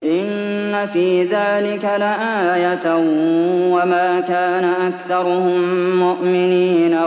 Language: Arabic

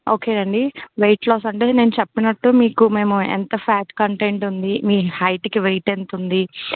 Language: Telugu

